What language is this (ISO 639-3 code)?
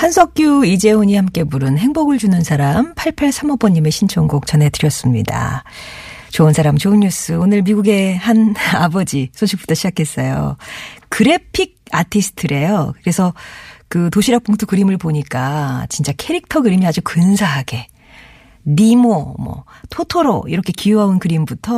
kor